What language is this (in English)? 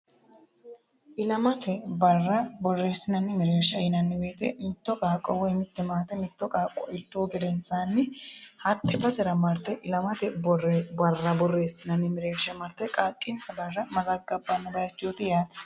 Sidamo